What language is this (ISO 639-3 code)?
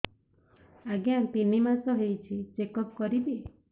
ori